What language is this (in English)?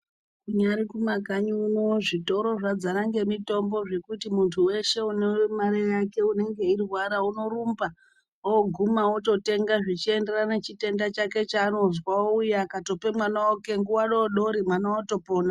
Ndau